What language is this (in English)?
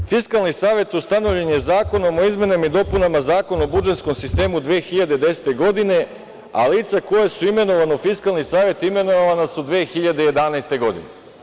Serbian